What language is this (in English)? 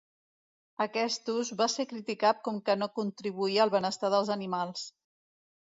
Catalan